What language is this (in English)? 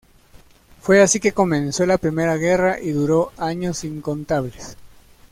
Spanish